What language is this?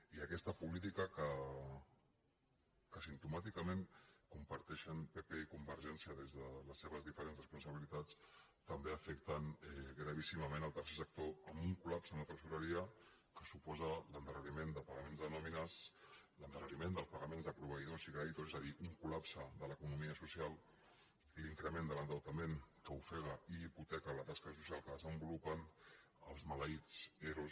Catalan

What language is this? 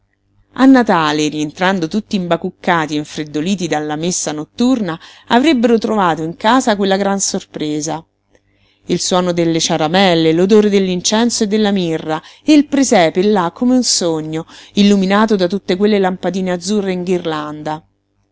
Italian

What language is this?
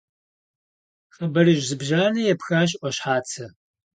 Kabardian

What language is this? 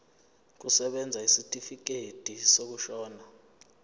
Zulu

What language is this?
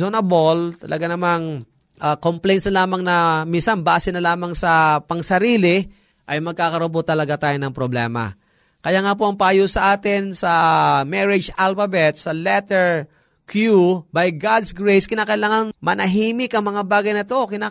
Filipino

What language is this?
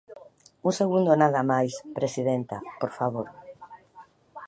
Galician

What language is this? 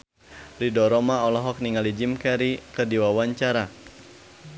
Sundanese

